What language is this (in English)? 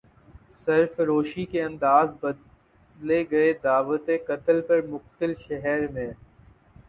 Urdu